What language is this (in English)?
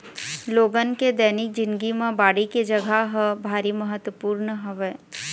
Chhattisgarhi